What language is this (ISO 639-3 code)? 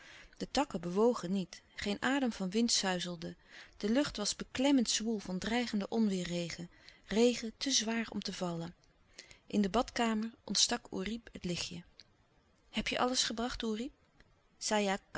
nld